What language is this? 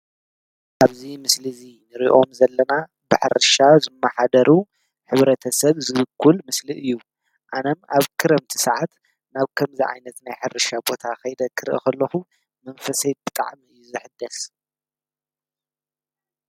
Tigrinya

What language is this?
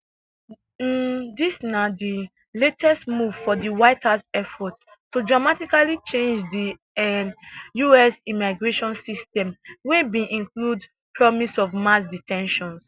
Nigerian Pidgin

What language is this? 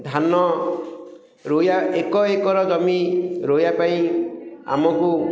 Odia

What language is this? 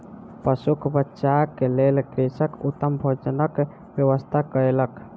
Maithili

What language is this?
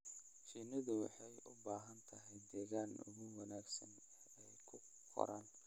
Somali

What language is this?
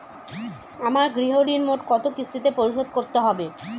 Bangla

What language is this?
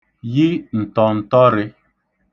Igbo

